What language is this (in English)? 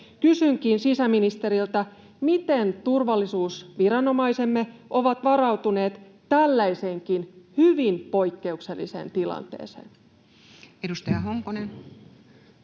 Finnish